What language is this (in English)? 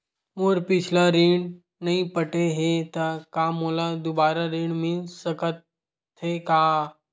Chhattisgarhi